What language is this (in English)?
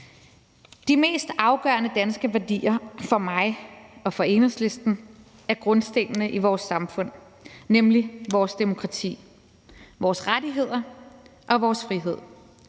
Danish